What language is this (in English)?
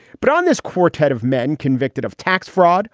English